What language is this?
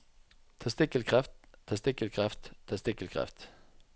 Norwegian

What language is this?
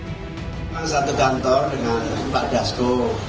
Indonesian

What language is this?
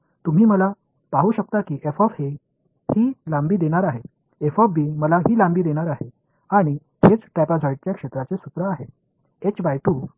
Marathi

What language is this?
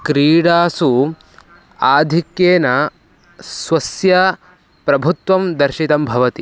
Sanskrit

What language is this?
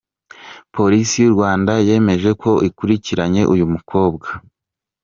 Kinyarwanda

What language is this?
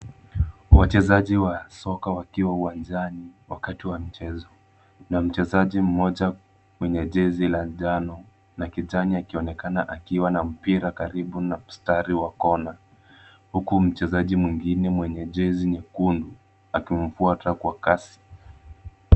Swahili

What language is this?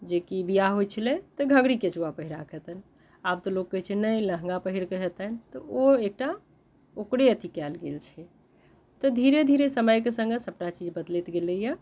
Maithili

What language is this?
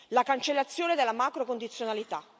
Italian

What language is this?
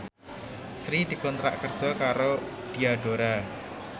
Javanese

